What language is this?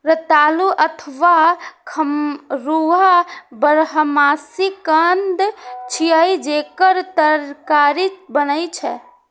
Maithili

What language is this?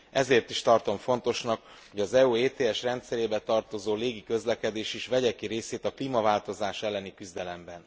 Hungarian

